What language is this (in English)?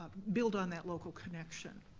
English